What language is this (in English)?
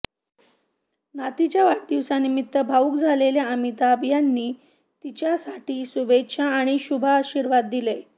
Marathi